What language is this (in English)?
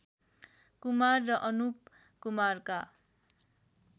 Nepali